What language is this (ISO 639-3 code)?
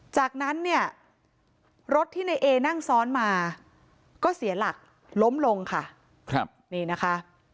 tha